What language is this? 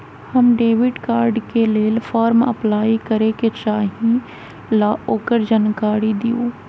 Magahi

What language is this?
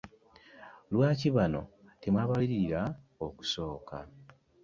Ganda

